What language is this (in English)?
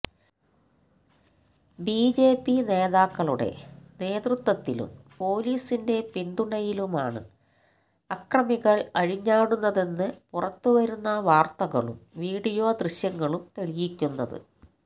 Malayalam